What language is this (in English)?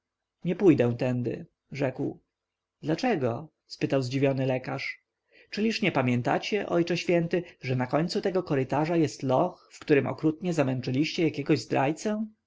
Polish